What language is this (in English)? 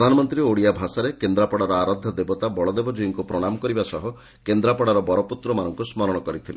Odia